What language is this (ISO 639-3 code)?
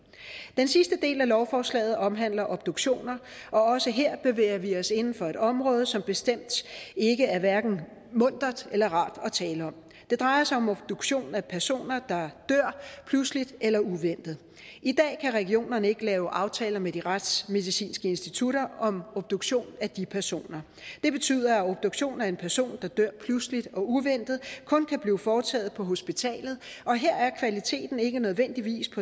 dan